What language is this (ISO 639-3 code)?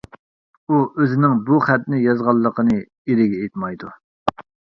uig